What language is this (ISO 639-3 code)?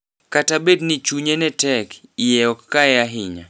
luo